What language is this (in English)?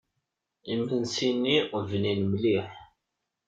Kabyle